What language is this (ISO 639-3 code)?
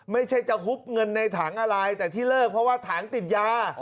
tha